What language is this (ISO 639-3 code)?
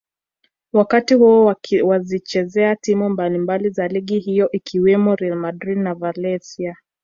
swa